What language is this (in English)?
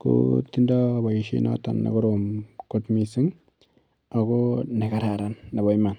Kalenjin